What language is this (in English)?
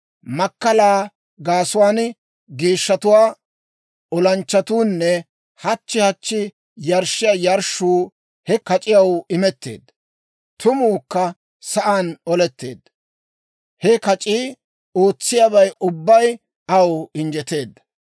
Dawro